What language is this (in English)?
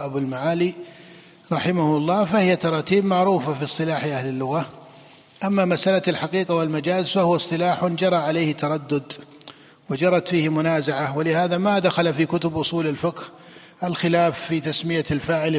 Arabic